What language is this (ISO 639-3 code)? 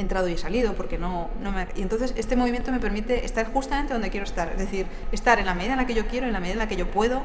spa